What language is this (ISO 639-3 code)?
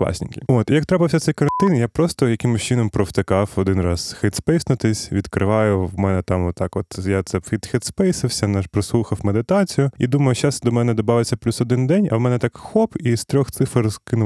ukr